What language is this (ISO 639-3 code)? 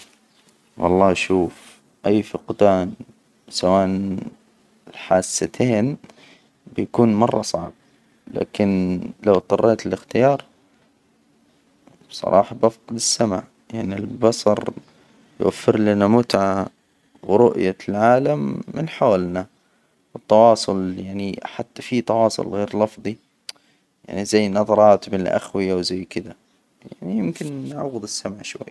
acw